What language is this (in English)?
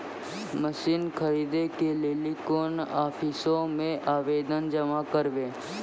Maithili